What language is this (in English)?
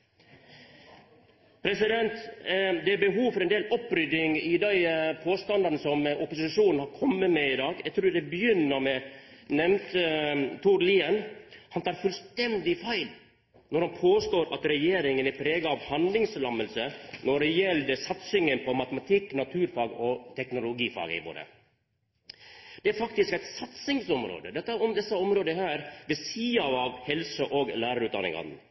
Norwegian Nynorsk